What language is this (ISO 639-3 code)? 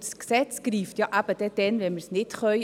gsw